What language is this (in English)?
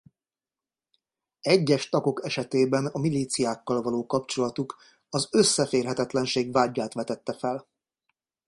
Hungarian